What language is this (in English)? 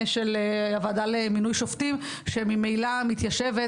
Hebrew